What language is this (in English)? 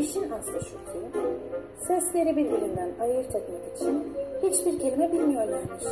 Turkish